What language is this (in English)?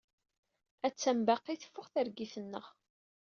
Kabyle